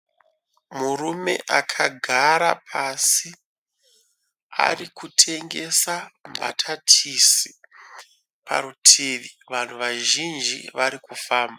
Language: Shona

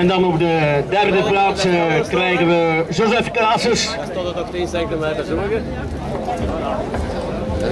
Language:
Dutch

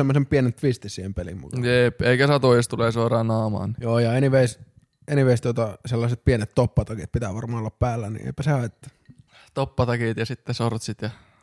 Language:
Finnish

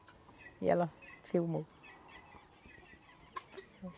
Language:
Portuguese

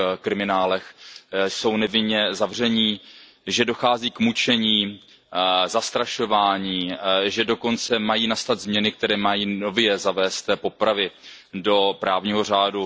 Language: Czech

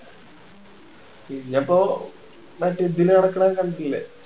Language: Malayalam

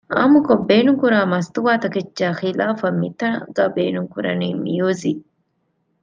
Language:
Divehi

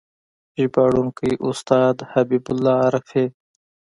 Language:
Pashto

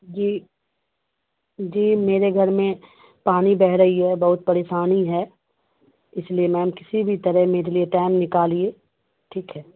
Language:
Urdu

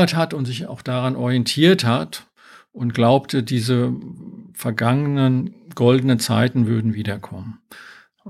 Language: German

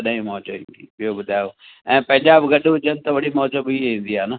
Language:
Sindhi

